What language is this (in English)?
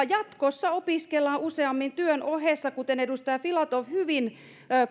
Finnish